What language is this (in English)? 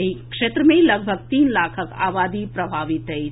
Maithili